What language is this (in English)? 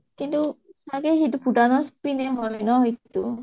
Assamese